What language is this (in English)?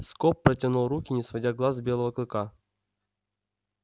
Russian